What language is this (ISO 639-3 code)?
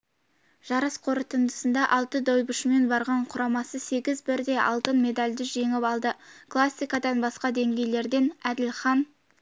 kaz